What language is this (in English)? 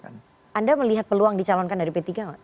Indonesian